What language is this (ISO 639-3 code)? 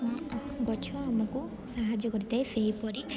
ori